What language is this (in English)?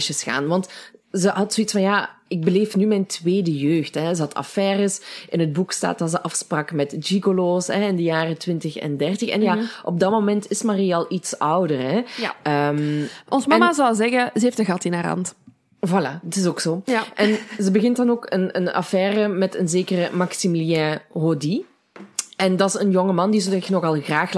Dutch